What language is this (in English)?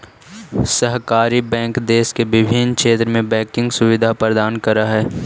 Magahi